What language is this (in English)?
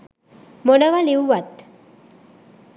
Sinhala